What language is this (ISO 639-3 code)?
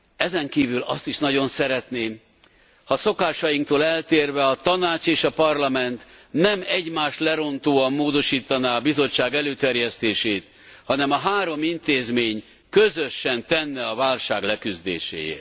hun